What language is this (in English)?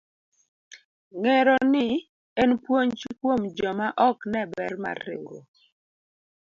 Luo (Kenya and Tanzania)